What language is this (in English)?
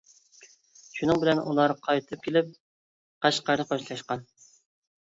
Uyghur